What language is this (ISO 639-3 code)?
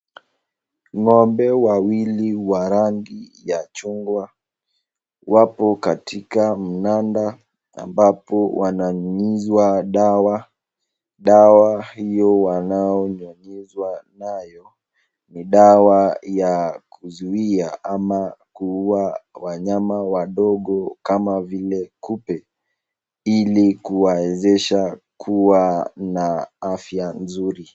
swa